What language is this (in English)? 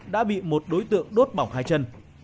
Vietnamese